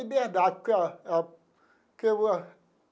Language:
Portuguese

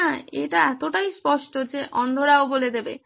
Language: Bangla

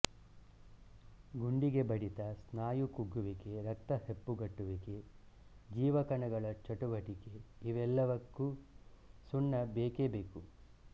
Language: Kannada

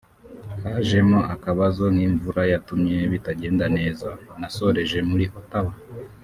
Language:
Kinyarwanda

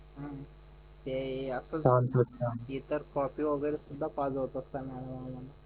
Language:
Marathi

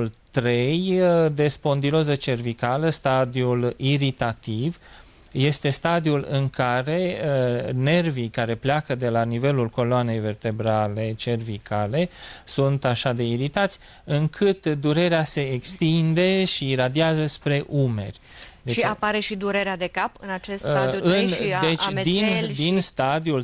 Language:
Romanian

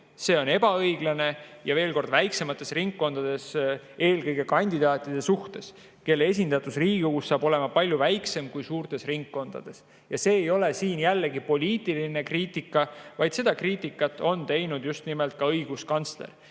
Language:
Estonian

